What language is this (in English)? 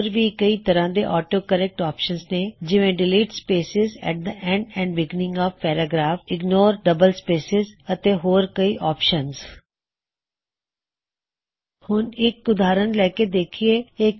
Punjabi